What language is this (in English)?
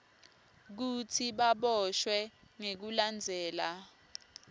Swati